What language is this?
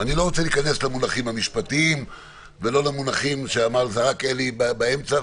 Hebrew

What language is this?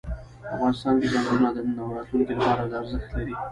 Pashto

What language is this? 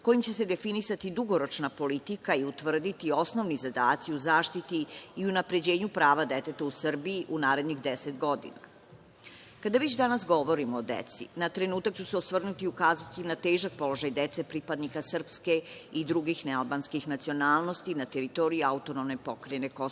Serbian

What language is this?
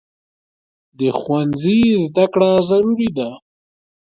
Pashto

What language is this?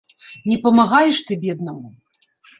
Belarusian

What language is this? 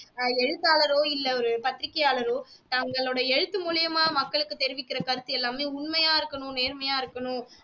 Tamil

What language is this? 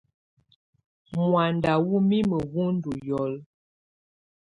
Tunen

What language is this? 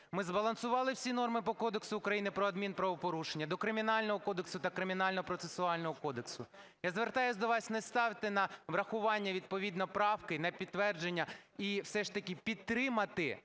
Ukrainian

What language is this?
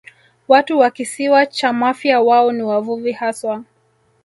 Swahili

